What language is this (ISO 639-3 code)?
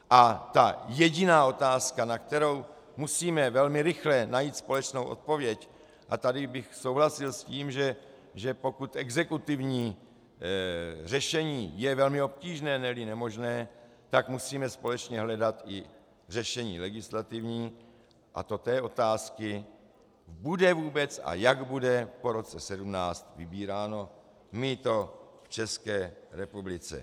ces